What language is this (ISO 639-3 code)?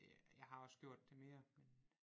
dan